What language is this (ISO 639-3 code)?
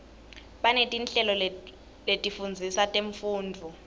ssw